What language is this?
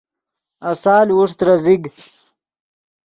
Yidgha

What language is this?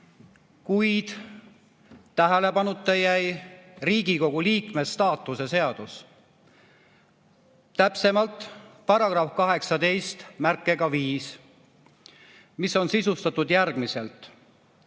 Estonian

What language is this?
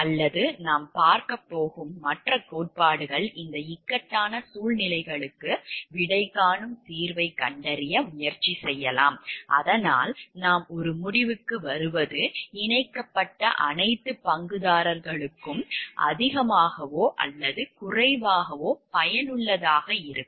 Tamil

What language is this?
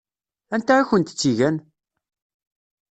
Kabyle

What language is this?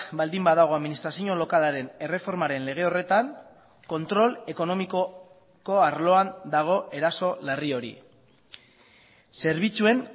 Basque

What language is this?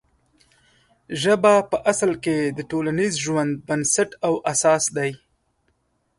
Pashto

